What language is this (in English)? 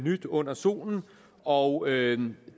Danish